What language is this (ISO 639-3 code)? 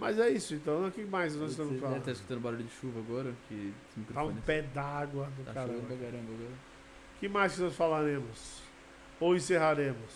por